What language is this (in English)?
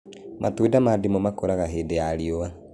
Kikuyu